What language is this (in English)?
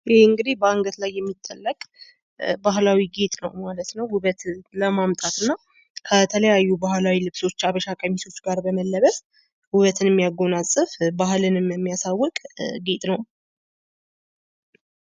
Amharic